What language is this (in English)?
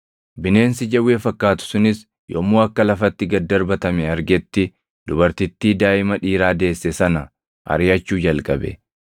Oromo